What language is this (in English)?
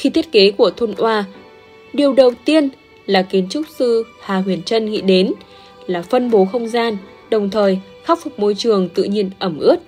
Vietnamese